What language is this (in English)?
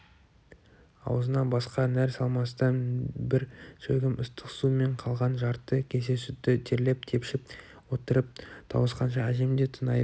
Kazakh